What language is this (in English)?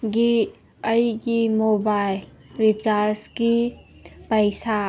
Manipuri